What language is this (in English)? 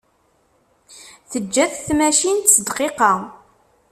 Kabyle